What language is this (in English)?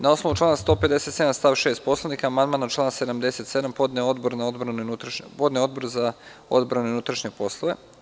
Serbian